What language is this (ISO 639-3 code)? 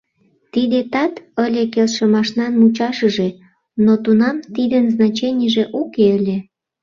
chm